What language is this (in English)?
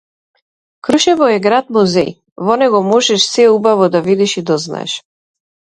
Macedonian